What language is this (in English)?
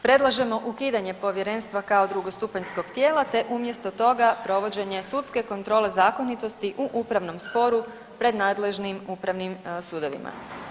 Croatian